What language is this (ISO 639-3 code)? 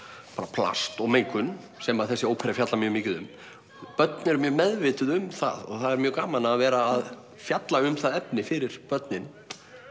isl